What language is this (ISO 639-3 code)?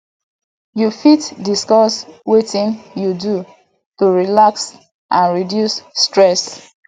pcm